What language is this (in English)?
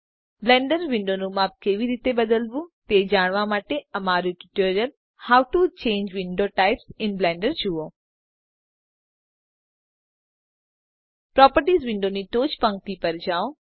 Gujarati